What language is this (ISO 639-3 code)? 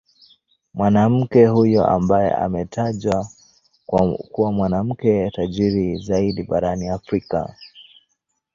swa